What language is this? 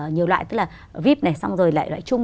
Vietnamese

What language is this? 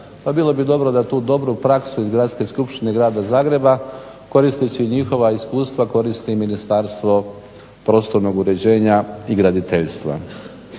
Croatian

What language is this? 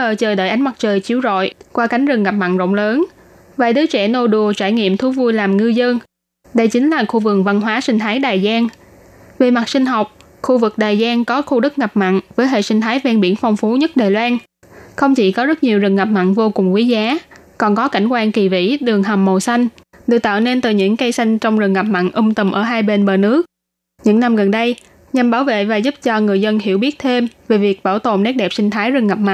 Vietnamese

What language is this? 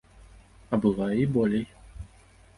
Belarusian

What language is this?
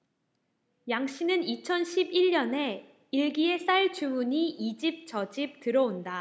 Korean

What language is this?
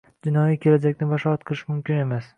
Uzbek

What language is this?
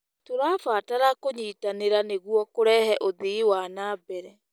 Kikuyu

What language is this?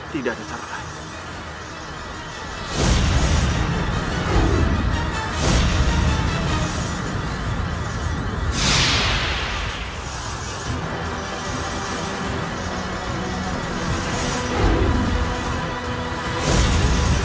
Indonesian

